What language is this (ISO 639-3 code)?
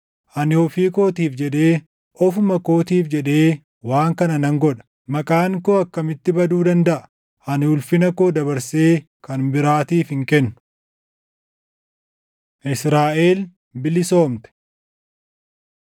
orm